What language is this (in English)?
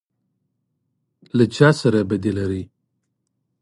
Pashto